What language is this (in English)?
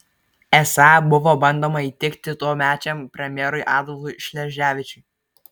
Lithuanian